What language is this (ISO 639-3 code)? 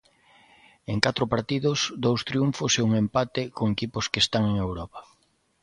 glg